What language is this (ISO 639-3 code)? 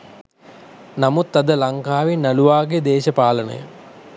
sin